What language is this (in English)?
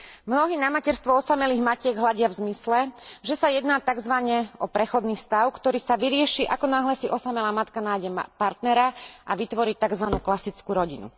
Slovak